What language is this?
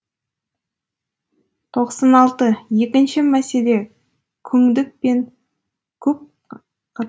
Kazakh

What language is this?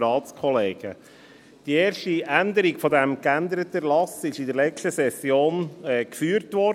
Swiss German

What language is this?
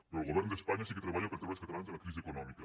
Catalan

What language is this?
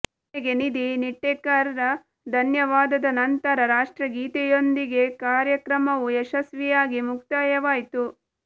Kannada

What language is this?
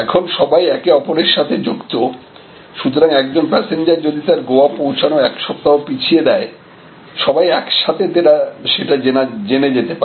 Bangla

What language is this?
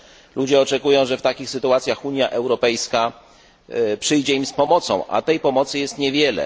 Polish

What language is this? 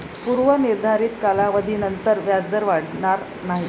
Marathi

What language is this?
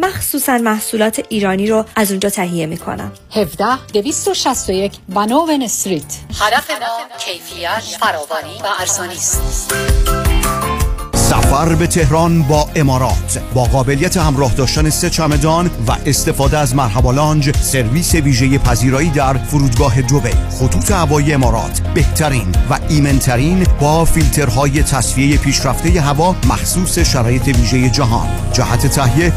Persian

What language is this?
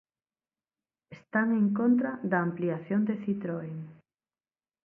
Galician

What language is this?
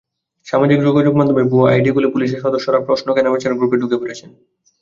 Bangla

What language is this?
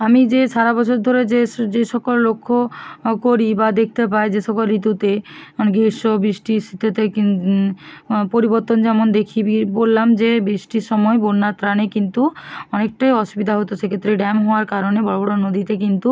Bangla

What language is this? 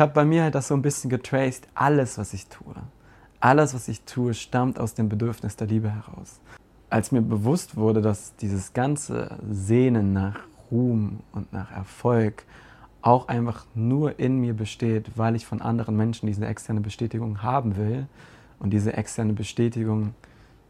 German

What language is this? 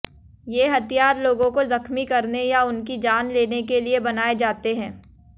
Hindi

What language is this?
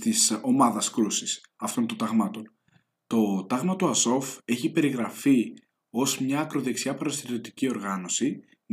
Greek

